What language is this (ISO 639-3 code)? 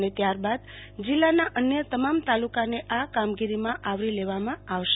guj